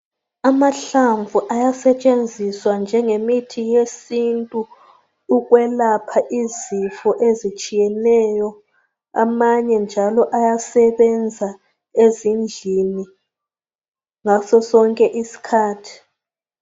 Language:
North Ndebele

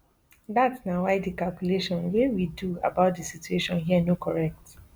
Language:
Nigerian Pidgin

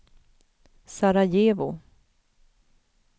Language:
Swedish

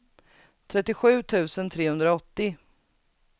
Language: Swedish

